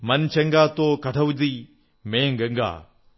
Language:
Malayalam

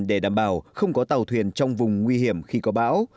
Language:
Vietnamese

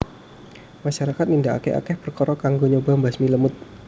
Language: Javanese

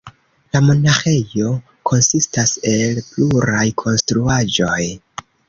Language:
Esperanto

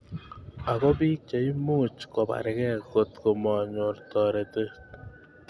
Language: Kalenjin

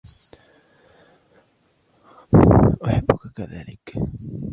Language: Arabic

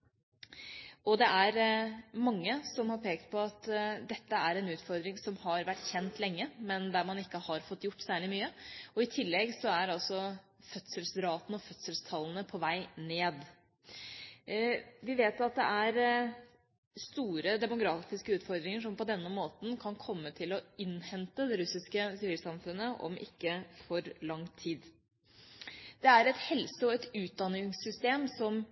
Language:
Norwegian Bokmål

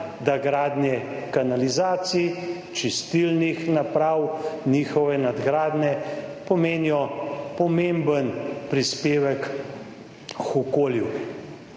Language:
Slovenian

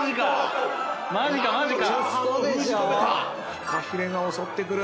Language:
Japanese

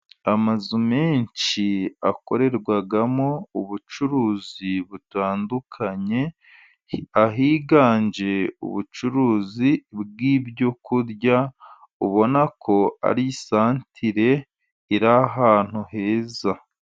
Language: Kinyarwanda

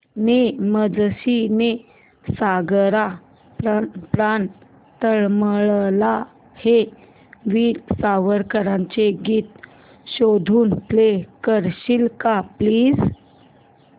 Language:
Marathi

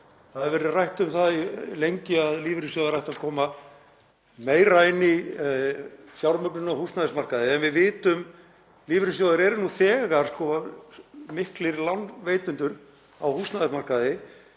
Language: Icelandic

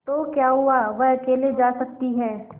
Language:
Hindi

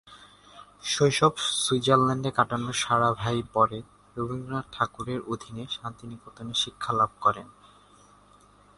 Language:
Bangla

